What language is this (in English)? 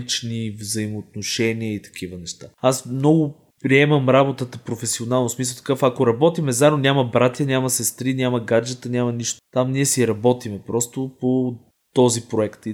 Bulgarian